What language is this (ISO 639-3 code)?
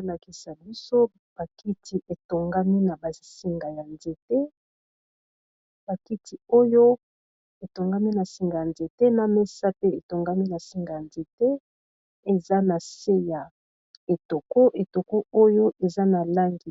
lin